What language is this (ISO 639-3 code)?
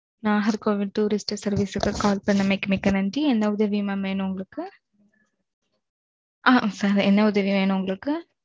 tam